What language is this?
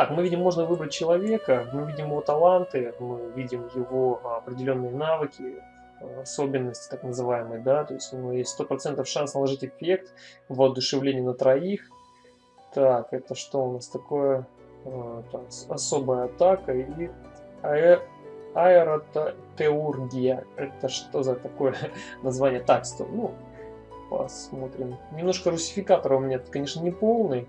Russian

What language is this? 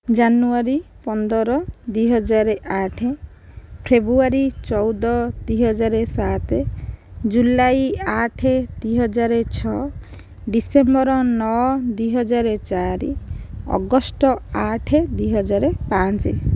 Odia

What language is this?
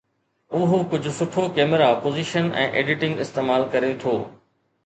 Sindhi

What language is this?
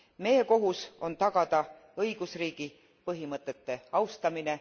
Estonian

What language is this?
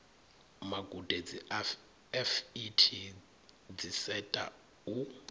Venda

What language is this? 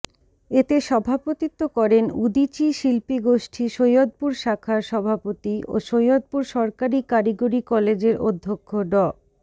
Bangla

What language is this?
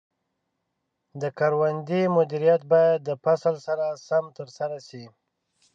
Pashto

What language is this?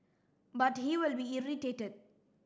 English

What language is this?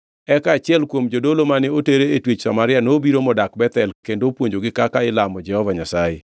Luo (Kenya and Tanzania)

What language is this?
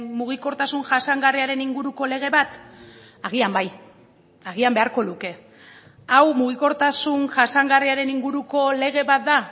Basque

